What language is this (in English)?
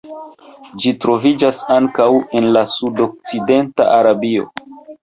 Esperanto